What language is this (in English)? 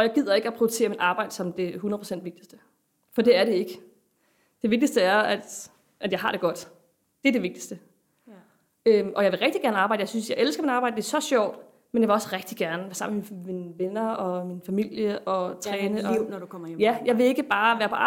Danish